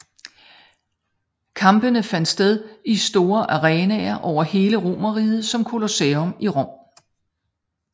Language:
Danish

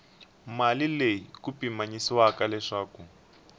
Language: Tsonga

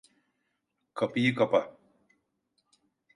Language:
Turkish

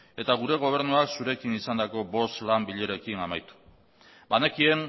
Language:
Basque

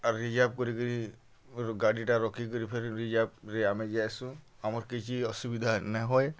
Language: Odia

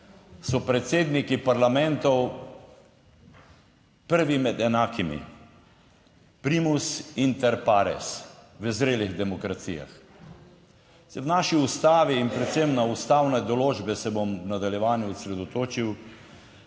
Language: Slovenian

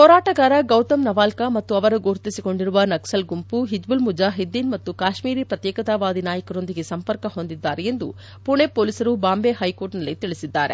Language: Kannada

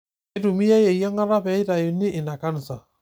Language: Masai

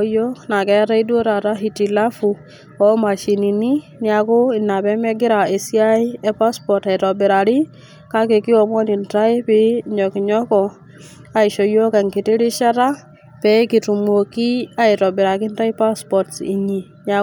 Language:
Masai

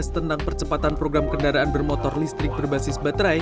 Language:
Indonesian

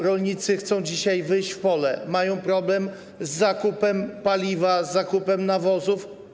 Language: Polish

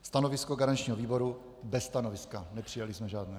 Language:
Czech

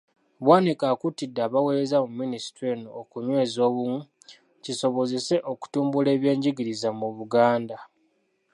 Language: Ganda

